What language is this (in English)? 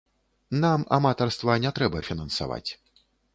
Belarusian